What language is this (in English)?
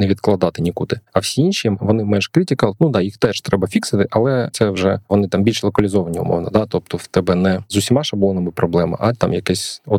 Ukrainian